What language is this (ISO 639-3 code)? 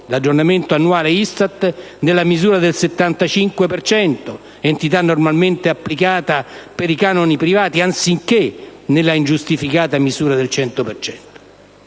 ita